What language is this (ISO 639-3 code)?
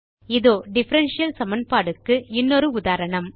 tam